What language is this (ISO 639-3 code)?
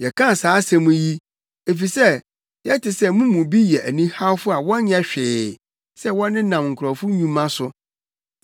aka